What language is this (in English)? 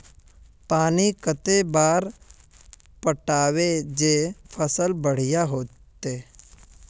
Magahi